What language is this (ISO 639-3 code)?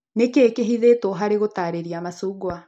kik